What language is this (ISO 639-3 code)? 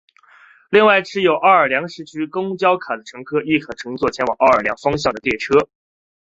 zho